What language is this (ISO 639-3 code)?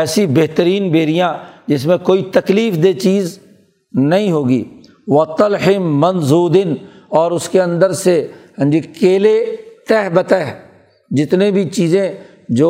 urd